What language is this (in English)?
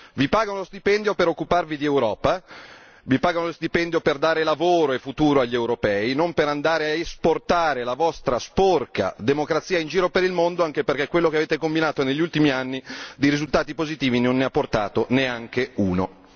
Italian